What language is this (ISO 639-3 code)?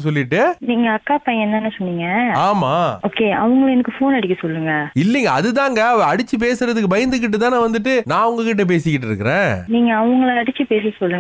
tam